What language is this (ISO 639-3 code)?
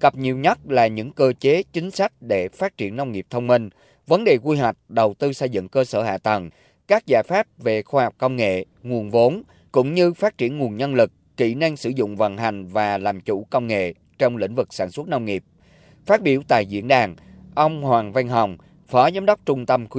vie